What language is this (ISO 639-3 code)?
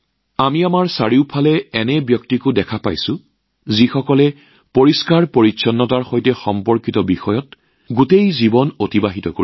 asm